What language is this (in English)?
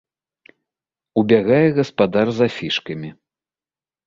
Belarusian